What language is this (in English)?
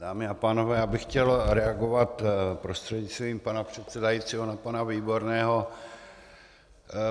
Czech